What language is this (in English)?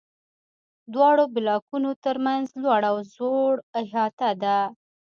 Pashto